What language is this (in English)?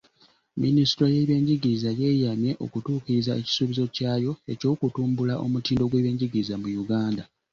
Ganda